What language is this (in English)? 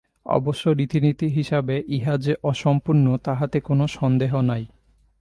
Bangla